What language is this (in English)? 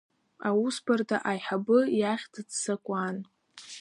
Abkhazian